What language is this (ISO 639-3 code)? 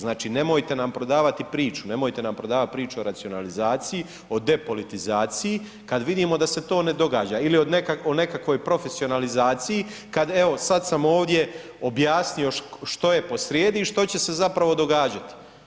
hrv